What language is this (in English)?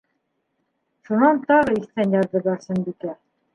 Bashkir